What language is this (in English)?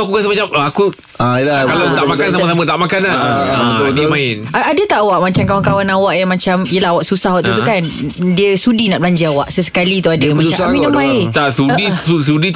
Malay